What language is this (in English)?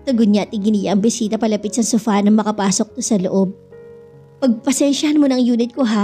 Filipino